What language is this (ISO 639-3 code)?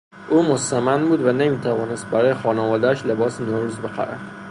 fas